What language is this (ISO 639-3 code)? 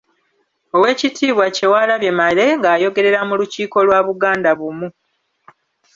lug